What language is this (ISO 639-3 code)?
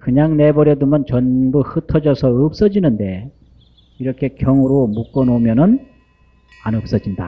kor